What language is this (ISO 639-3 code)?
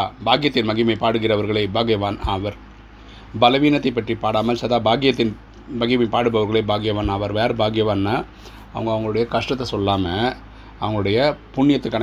tam